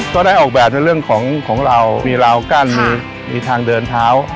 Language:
Thai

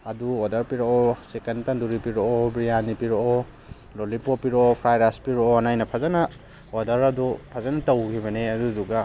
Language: Manipuri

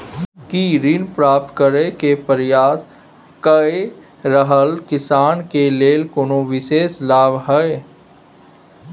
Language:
Maithili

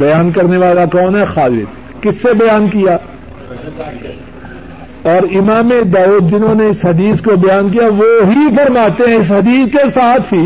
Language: Urdu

